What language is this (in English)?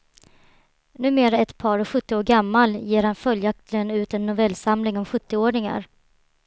Swedish